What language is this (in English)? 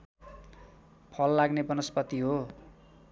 Nepali